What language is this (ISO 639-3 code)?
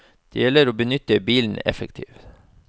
nor